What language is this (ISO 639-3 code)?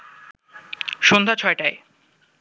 ben